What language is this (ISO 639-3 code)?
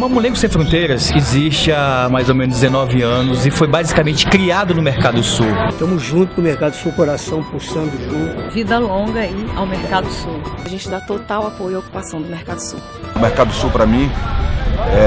por